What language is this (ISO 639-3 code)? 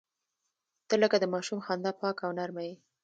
pus